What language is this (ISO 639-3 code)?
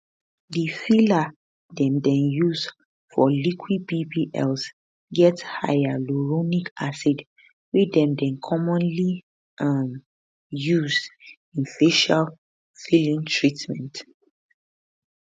pcm